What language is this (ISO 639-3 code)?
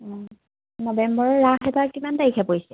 asm